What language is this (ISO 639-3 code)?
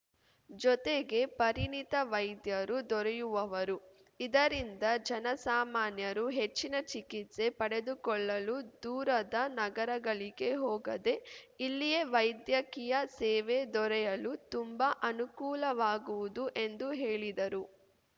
kan